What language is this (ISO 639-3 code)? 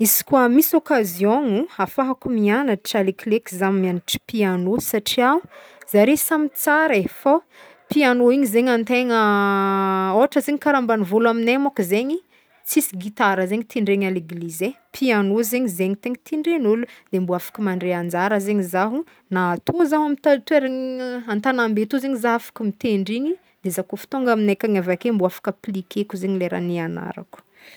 bmm